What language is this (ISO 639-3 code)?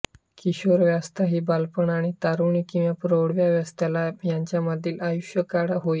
mar